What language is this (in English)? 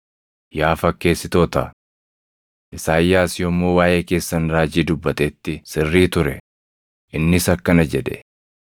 Oromo